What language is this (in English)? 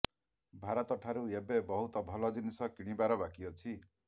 Odia